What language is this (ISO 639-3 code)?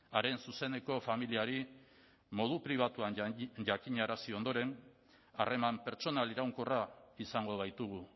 eus